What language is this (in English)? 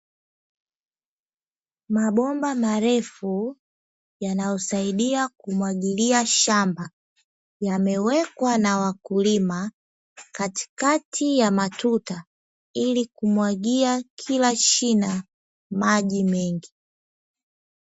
Swahili